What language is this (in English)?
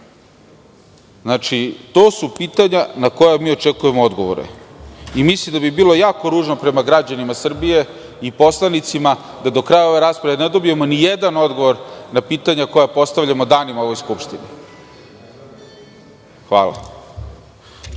Serbian